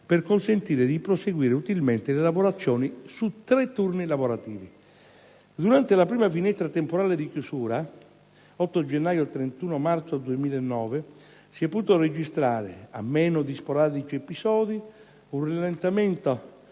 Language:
Italian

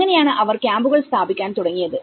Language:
Malayalam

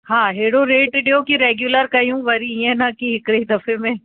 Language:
Sindhi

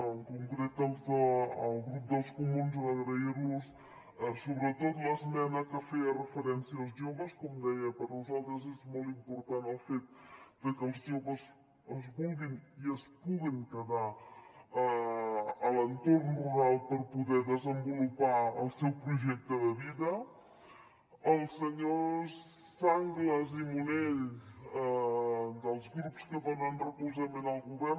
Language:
Catalan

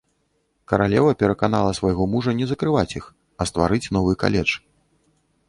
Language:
Belarusian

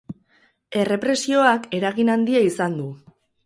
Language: Basque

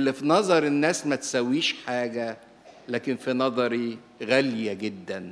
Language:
Arabic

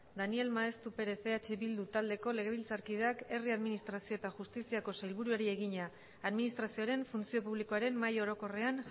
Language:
Basque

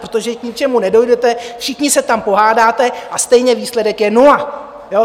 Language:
Czech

